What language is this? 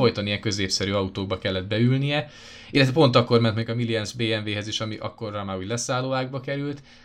Hungarian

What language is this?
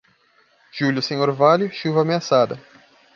Portuguese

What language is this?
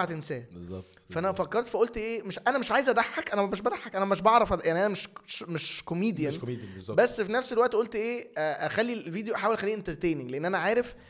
Arabic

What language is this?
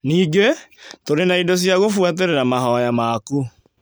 Kikuyu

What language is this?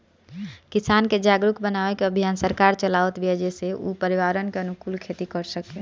Bhojpuri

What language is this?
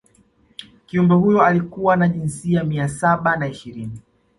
Swahili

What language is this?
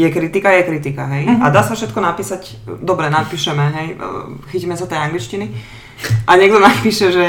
Slovak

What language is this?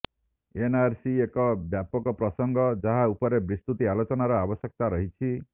Odia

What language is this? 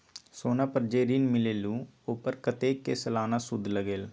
Magahi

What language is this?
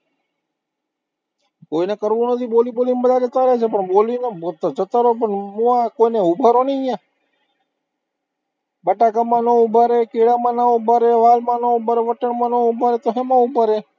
Gujarati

